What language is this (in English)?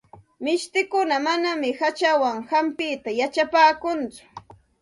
Santa Ana de Tusi Pasco Quechua